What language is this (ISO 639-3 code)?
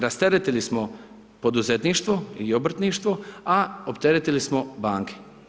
hrv